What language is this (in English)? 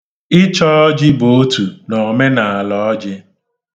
Igbo